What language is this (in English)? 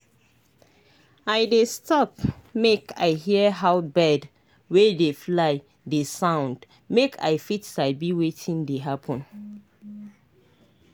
Nigerian Pidgin